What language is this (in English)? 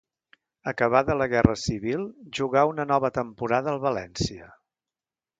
Catalan